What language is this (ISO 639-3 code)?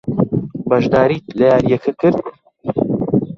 ckb